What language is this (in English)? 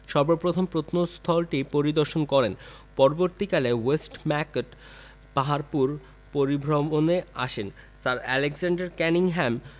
Bangla